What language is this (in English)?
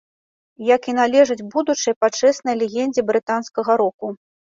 Belarusian